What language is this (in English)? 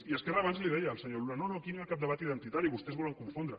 Catalan